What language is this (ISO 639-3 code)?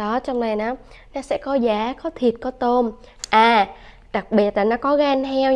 vie